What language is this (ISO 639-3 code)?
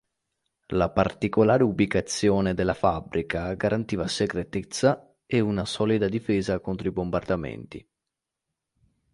ita